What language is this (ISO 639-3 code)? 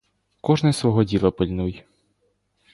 ukr